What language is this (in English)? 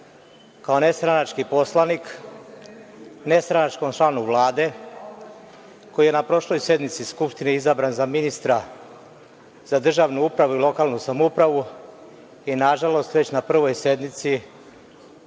Serbian